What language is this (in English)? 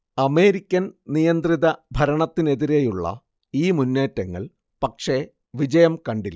Malayalam